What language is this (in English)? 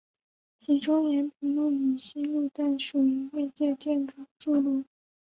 Chinese